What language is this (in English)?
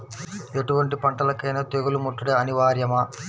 Telugu